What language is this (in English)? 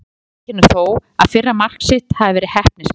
Icelandic